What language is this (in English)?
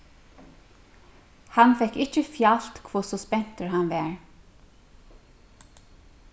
Faroese